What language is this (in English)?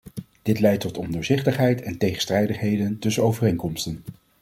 Dutch